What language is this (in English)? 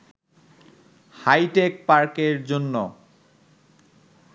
Bangla